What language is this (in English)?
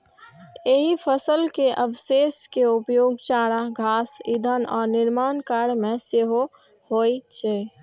Maithili